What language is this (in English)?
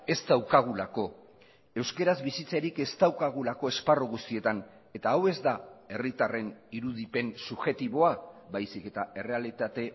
Basque